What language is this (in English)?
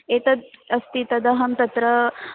Sanskrit